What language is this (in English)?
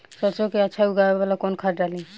Bhojpuri